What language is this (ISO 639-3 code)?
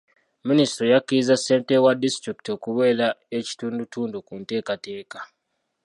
lug